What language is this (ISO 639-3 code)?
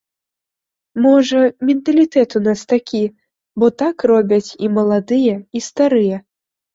bel